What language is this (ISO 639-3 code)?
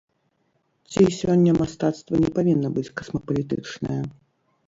bel